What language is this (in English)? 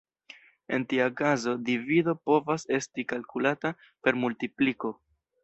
Esperanto